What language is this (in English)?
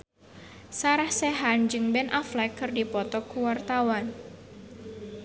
Sundanese